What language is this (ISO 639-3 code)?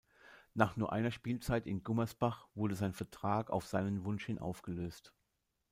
deu